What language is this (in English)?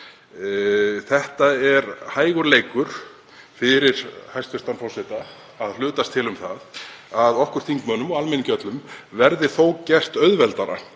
Icelandic